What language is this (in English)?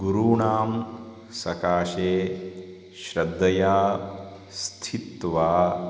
Sanskrit